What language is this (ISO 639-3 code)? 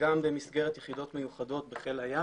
heb